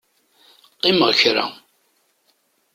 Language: Kabyle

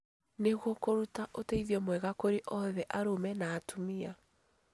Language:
Kikuyu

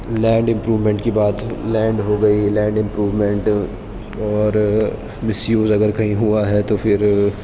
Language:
Urdu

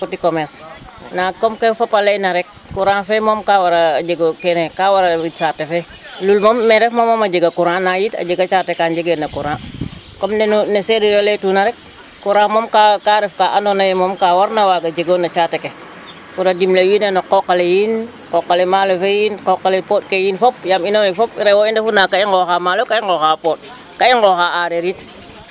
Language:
Serer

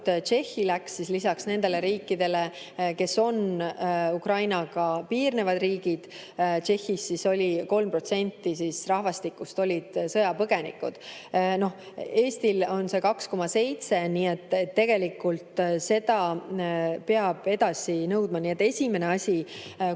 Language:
Estonian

